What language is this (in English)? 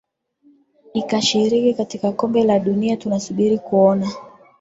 Swahili